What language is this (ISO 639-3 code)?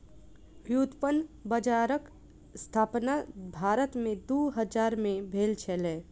mai